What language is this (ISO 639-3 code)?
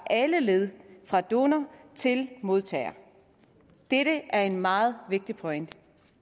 dan